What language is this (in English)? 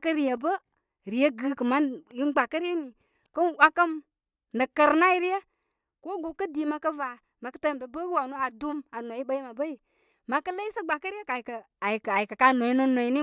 Koma